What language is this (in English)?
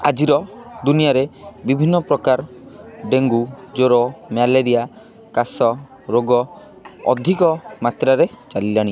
Odia